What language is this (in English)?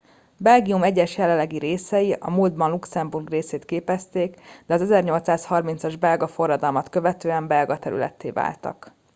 Hungarian